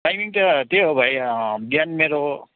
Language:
Nepali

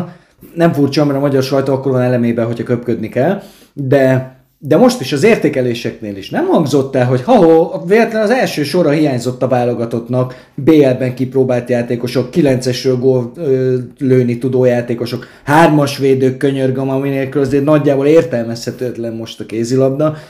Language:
Hungarian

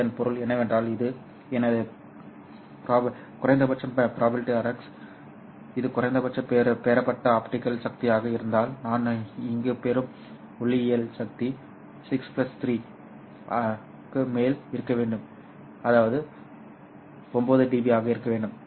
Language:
Tamil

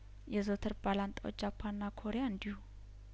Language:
Amharic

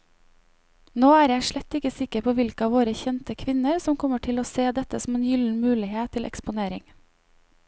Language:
Norwegian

